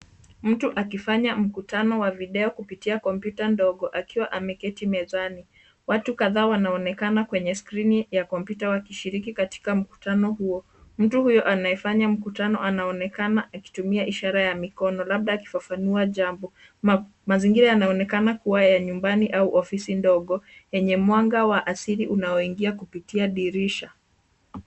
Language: Swahili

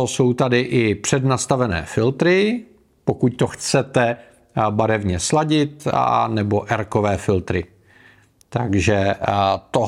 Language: Czech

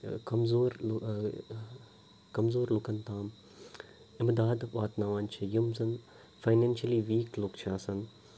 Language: Kashmiri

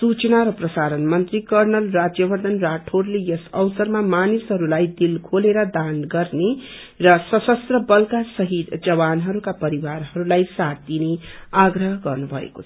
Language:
Nepali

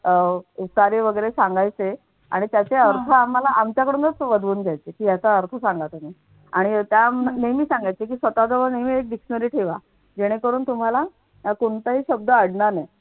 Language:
Marathi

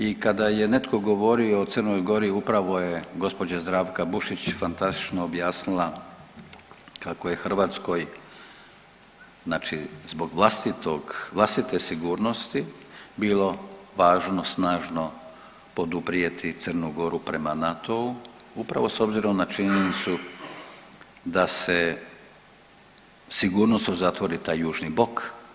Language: Croatian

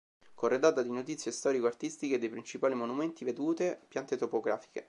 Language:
Italian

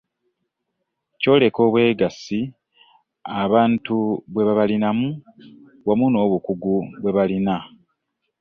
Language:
Ganda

